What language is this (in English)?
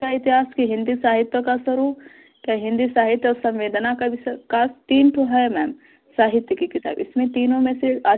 Hindi